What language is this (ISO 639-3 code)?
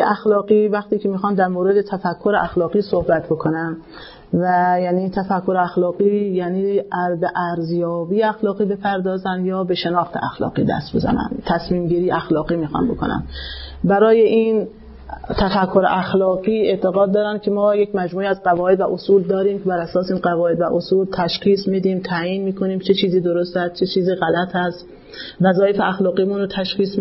fas